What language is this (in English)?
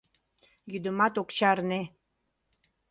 Mari